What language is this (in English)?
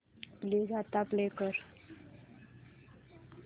Marathi